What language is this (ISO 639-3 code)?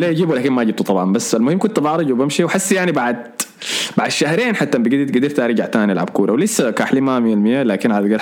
ara